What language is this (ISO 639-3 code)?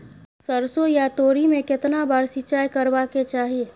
mai